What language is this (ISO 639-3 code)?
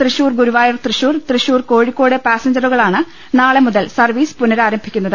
mal